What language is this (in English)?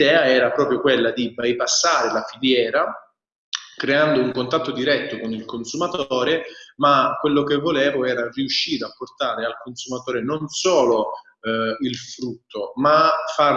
Italian